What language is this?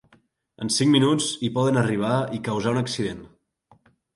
Catalan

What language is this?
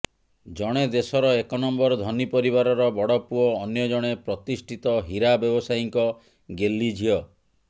Odia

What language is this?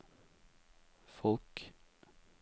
Norwegian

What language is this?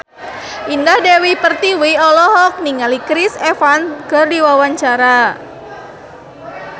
Sundanese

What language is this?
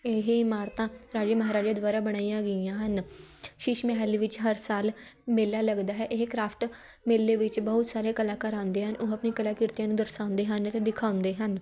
Punjabi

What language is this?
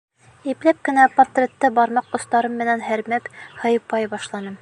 Bashkir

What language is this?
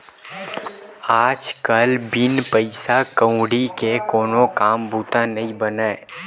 Chhattisgarhi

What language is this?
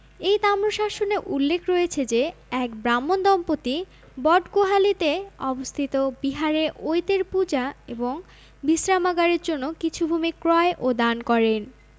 Bangla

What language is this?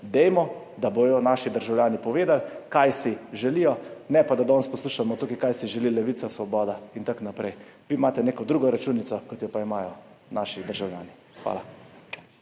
Slovenian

